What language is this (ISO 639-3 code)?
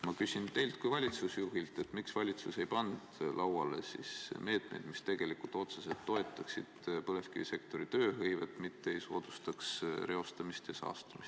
est